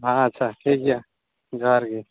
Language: Santali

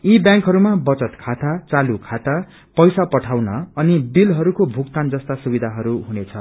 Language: Nepali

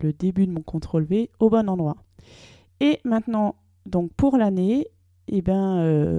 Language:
French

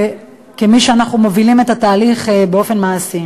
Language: Hebrew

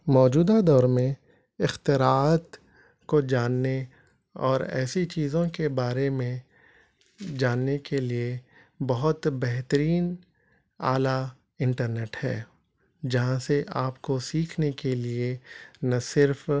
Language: Urdu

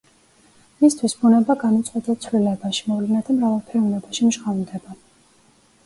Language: Georgian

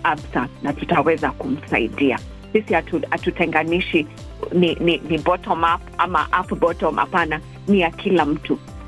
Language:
Swahili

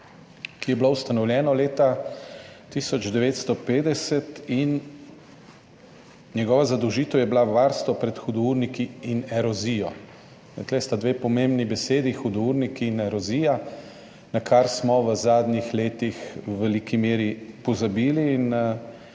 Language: Slovenian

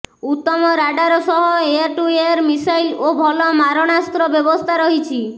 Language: Odia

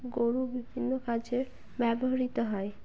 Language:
Bangla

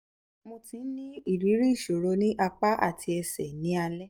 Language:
Yoruba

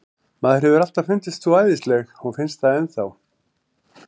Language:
Icelandic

